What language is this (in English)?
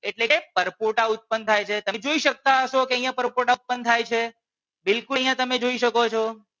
Gujarati